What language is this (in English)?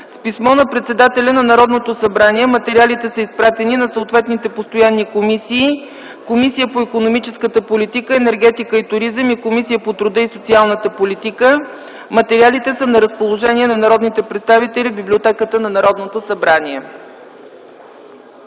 Bulgarian